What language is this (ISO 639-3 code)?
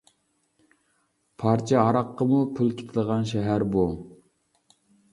uig